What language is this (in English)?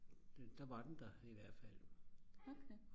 Danish